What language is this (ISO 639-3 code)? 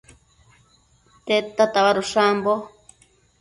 mcf